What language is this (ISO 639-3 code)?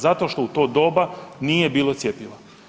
hrv